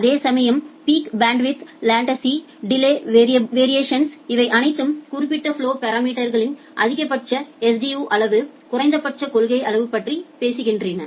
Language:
Tamil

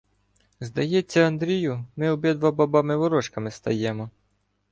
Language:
Ukrainian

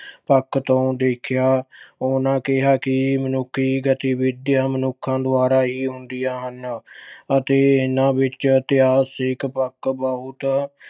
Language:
Punjabi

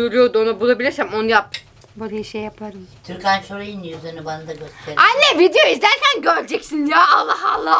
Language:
Turkish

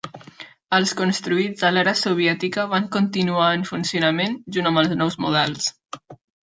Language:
Catalan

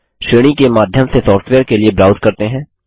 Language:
Hindi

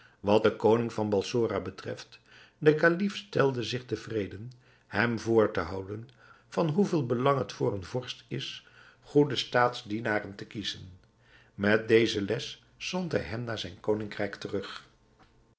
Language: Dutch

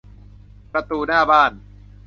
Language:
Thai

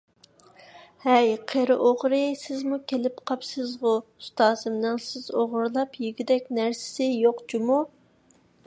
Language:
Uyghur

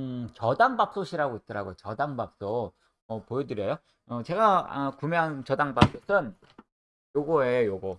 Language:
Korean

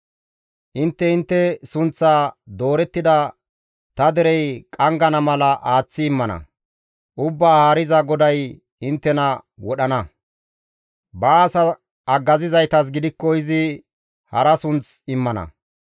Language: Gamo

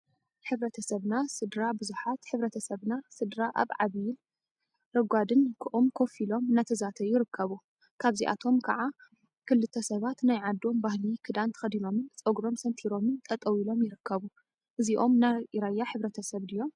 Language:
Tigrinya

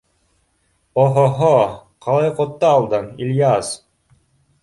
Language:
Bashkir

